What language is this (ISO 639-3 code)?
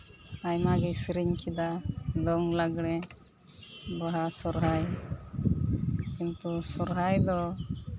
sat